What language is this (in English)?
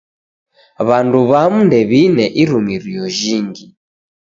Taita